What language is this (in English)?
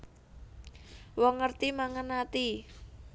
Javanese